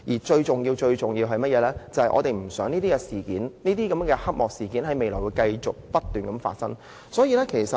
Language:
Cantonese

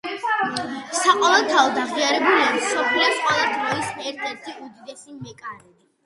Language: Georgian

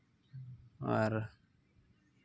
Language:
Santali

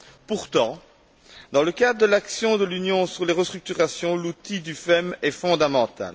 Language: French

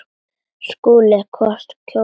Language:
Icelandic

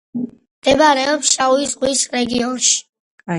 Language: Georgian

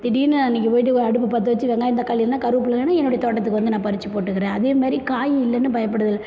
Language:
Tamil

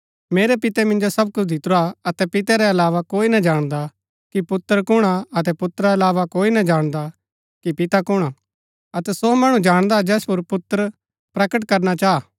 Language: Gaddi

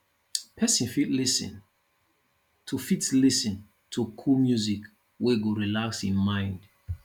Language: Nigerian Pidgin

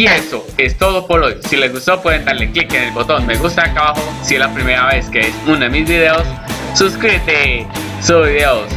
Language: Spanish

